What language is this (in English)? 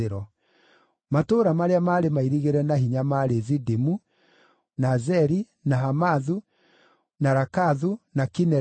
Kikuyu